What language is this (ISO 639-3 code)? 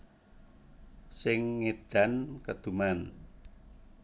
jav